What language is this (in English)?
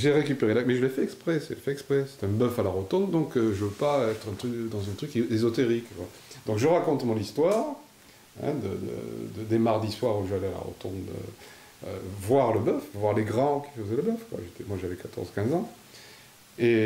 French